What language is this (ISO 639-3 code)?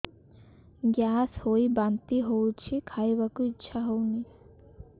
ori